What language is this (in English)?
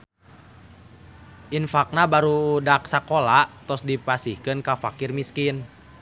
Sundanese